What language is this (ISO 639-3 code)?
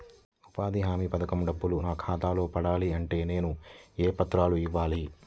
tel